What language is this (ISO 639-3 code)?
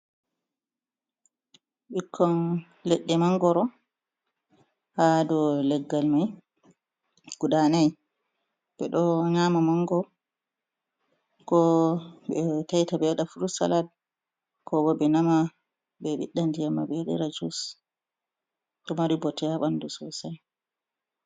ful